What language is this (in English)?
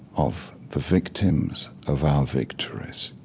English